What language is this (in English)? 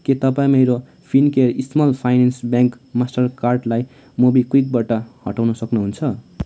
Nepali